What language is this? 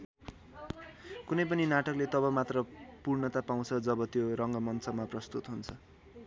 Nepali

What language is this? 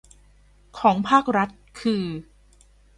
Thai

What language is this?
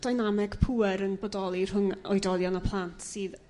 Welsh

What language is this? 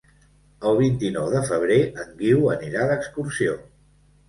Catalan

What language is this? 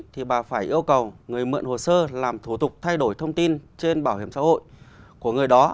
Vietnamese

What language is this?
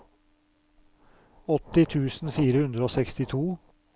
Norwegian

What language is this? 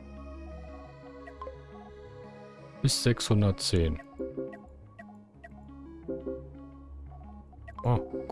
German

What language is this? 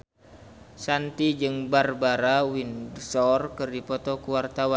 Sundanese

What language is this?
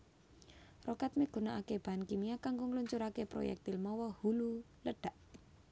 Javanese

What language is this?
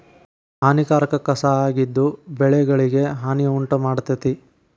Kannada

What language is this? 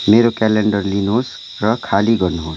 Nepali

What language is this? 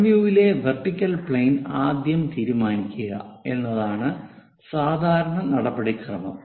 Malayalam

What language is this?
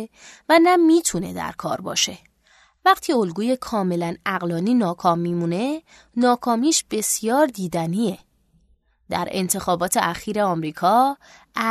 Persian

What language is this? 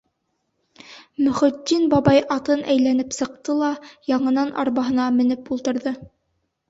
Bashkir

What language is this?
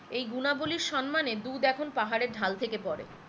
Bangla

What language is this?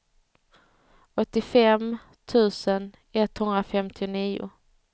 Swedish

